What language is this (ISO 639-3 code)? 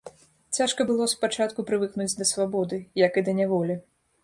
bel